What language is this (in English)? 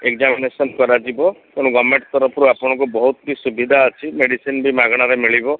Odia